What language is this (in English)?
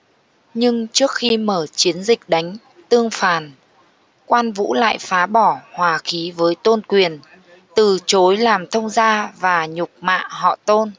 Vietnamese